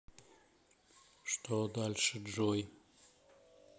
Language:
Russian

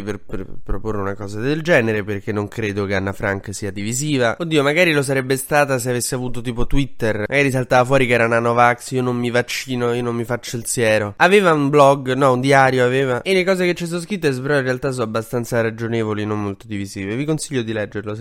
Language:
Italian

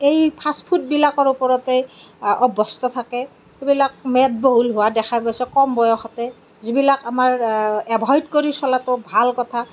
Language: Assamese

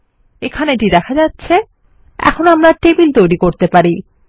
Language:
Bangla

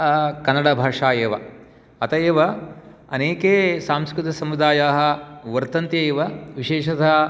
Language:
Sanskrit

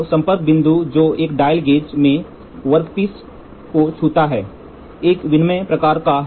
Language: Hindi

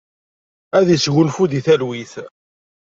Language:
Kabyle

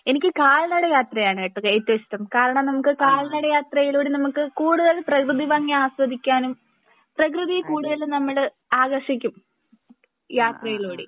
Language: Malayalam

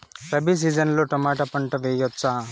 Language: Telugu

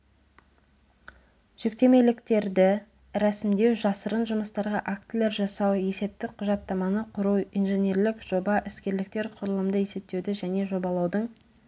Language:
Kazakh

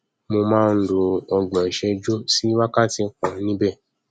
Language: Yoruba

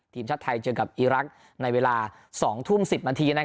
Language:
Thai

